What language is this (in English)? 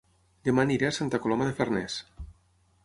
Catalan